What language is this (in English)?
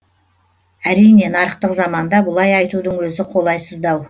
Kazakh